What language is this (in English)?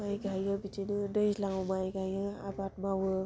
Bodo